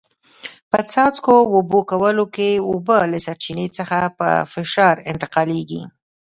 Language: Pashto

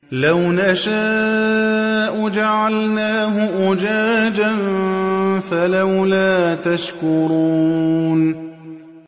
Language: Arabic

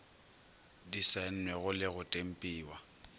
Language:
Northern Sotho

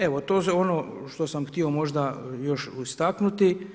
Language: Croatian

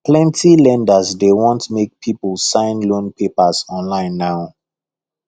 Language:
Nigerian Pidgin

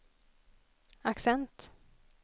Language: Swedish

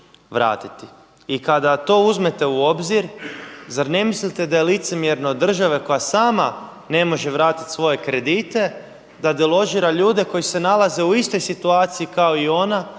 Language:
Croatian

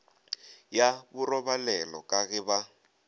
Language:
Northern Sotho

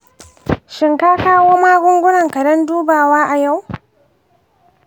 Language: Hausa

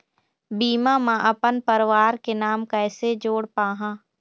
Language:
Chhattisgarhi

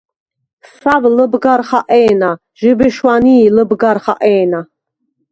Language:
Svan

